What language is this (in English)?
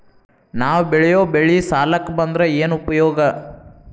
Kannada